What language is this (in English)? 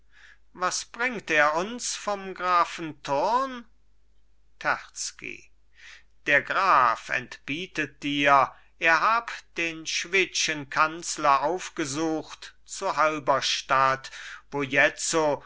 German